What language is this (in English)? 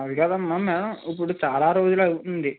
Telugu